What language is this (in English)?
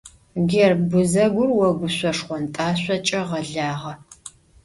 Adyghe